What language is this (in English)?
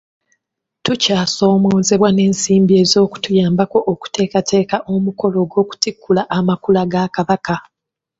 Ganda